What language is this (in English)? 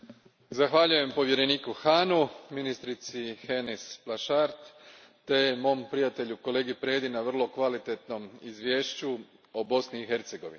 Croatian